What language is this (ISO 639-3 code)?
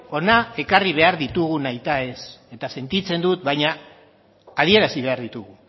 eus